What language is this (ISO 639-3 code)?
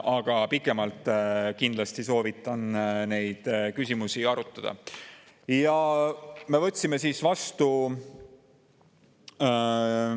est